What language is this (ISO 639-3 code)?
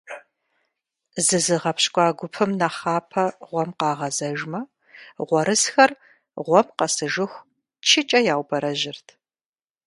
kbd